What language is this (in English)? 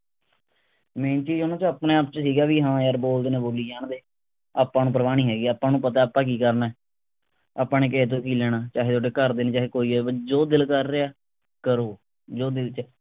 Punjabi